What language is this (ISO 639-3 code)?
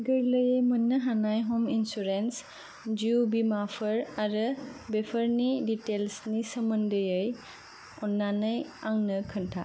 brx